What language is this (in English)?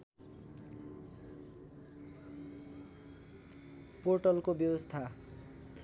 Nepali